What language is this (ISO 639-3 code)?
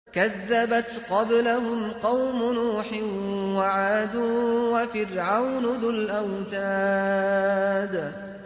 ara